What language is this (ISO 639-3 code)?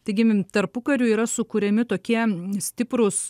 lit